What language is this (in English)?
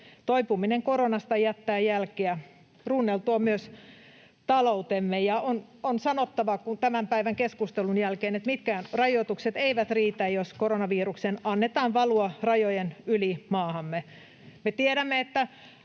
Finnish